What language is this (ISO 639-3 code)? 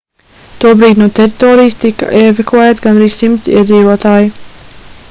lav